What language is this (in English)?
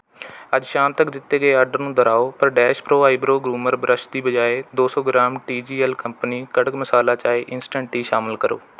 Punjabi